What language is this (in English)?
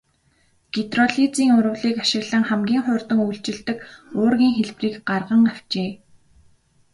Mongolian